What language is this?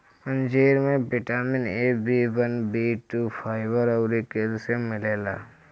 Bhojpuri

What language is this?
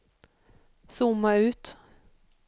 Swedish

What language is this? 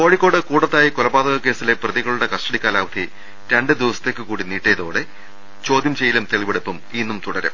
Malayalam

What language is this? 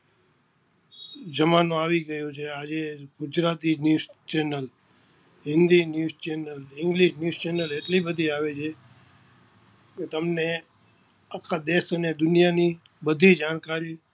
Gujarati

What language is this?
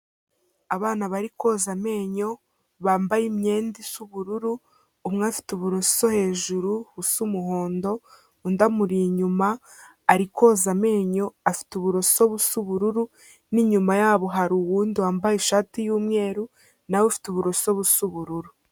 Kinyarwanda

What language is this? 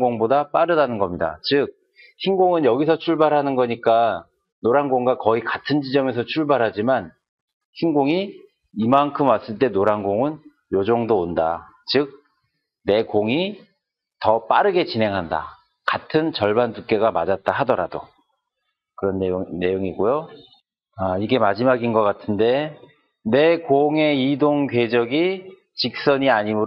Korean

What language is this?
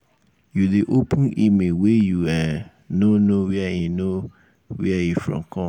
Nigerian Pidgin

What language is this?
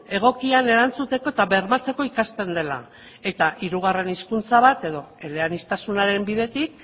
Basque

